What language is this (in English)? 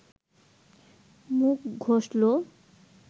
Bangla